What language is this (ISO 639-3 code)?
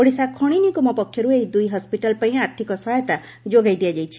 ori